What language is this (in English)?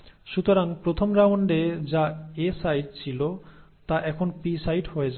Bangla